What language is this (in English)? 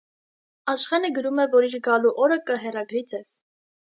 Armenian